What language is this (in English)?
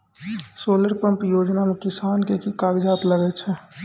Maithili